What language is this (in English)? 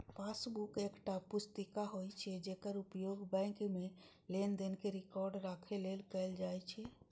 Maithili